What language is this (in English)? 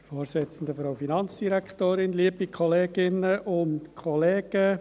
Swiss German